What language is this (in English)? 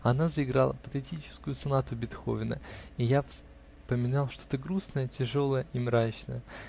Russian